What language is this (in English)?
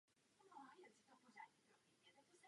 Czech